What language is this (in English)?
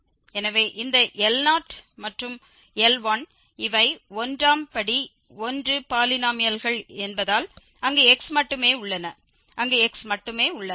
Tamil